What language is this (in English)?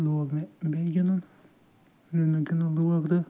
Kashmiri